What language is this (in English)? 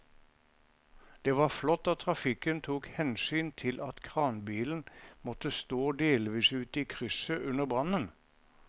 Norwegian